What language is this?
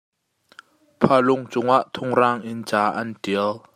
Hakha Chin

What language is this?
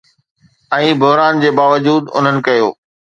Sindhi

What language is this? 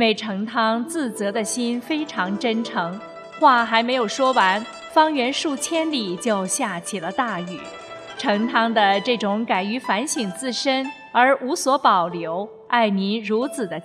Chinese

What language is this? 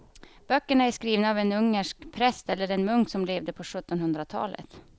Swedish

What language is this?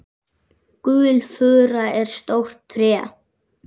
Icelandic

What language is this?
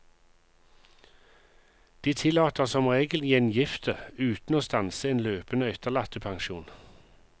Norwegian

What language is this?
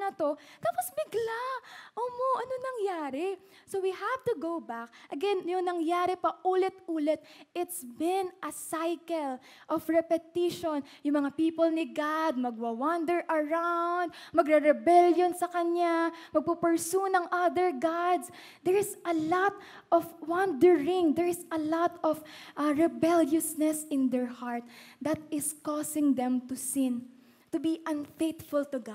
Filipino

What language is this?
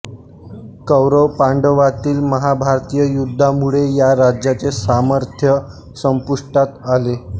Marathi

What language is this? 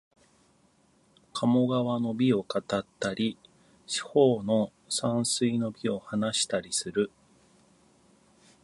Japanese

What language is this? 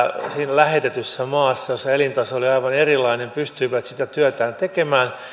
Finnish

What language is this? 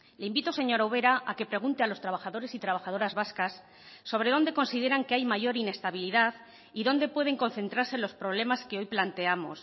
Spanish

